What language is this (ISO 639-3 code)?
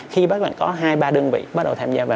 vie